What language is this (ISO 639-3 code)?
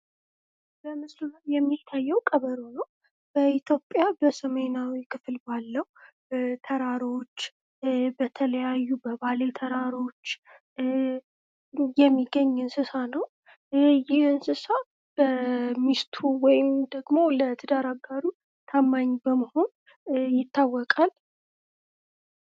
amh